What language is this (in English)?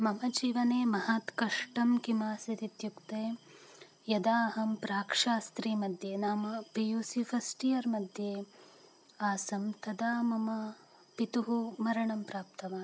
Sanskrit